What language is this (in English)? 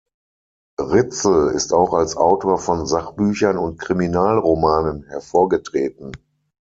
German